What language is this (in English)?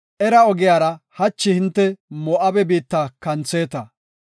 Gofa